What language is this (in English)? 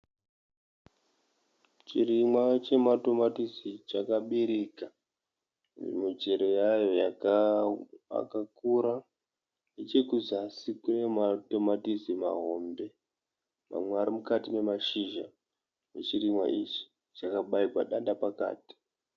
Shona